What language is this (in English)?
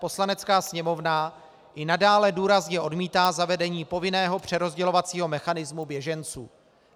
Czech